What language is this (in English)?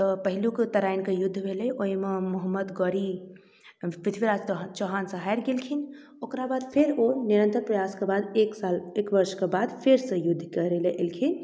Maithili